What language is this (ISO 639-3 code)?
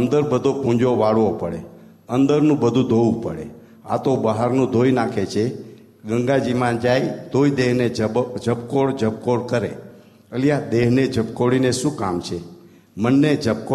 guj